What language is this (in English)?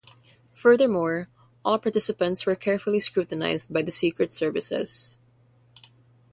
English